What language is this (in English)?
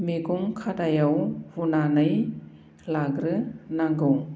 Bodo